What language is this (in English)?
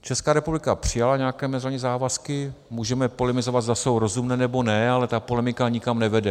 Czech